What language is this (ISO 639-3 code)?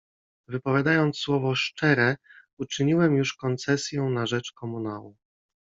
pol